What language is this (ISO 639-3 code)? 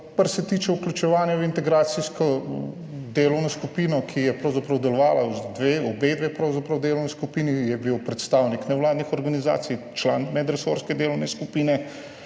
slv